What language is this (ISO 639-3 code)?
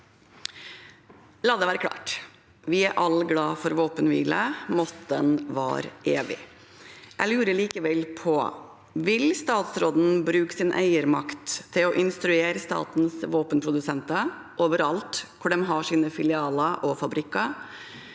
nor